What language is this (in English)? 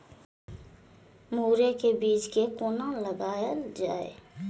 Maithili